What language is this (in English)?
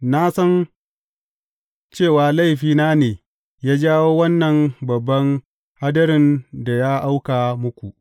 Hausa